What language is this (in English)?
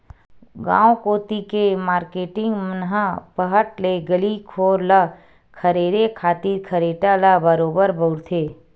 Chhattisgarhi